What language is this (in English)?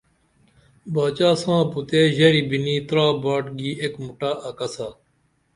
Dameli